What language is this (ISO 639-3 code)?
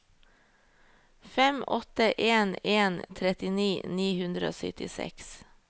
nor